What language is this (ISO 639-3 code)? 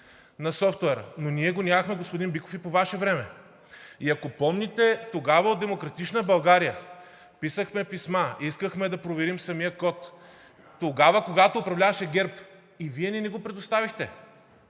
bul